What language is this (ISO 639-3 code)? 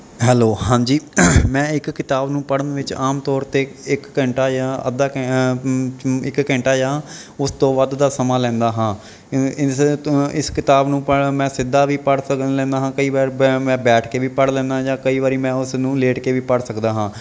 pan